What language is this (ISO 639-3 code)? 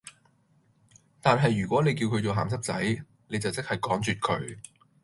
yue